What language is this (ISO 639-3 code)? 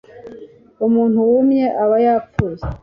kin